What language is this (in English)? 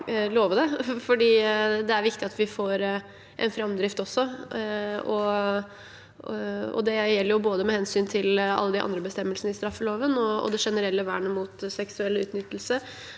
Norwegian